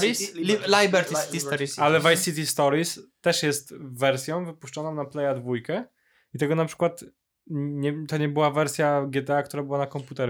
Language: Polish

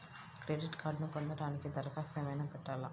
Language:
Telugu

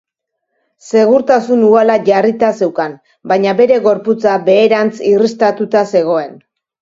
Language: Basque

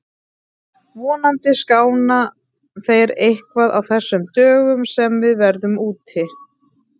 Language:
Icelandic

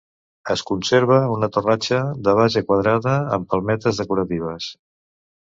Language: Catalan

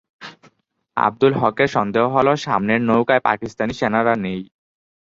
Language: Bangla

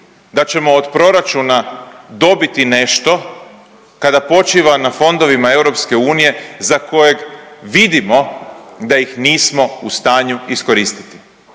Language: Croatian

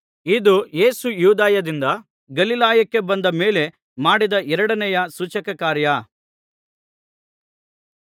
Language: Kannada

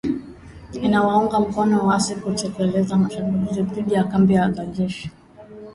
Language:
Swahili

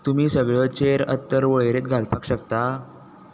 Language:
Konkani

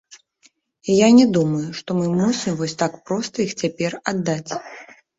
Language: Belarusian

